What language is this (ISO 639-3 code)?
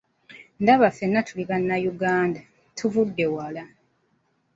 lug